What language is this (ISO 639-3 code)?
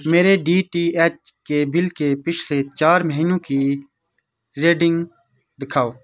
urd